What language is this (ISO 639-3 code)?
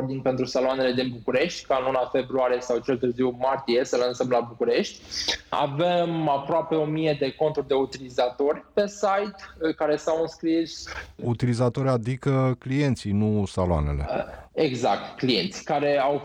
ron